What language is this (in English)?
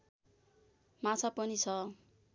Nepali